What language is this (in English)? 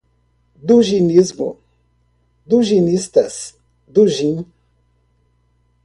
Portuguese